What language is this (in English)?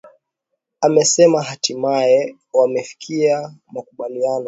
Swahili